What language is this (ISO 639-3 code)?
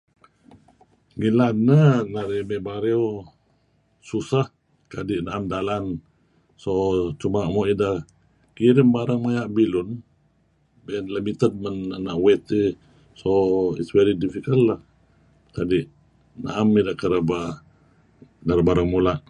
kzi